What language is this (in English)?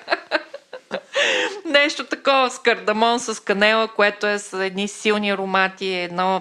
Bulgarian